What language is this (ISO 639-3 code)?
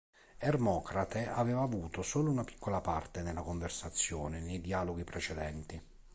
ita